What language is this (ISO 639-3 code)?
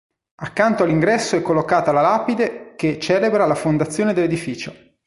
ita